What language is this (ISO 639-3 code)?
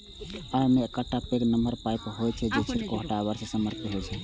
mai